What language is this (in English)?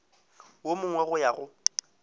Northern Sotho